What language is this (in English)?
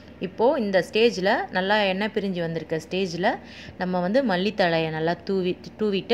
Romanian